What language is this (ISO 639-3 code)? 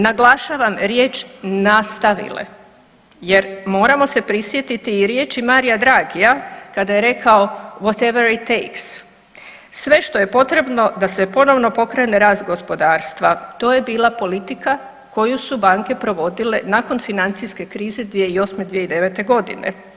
hrv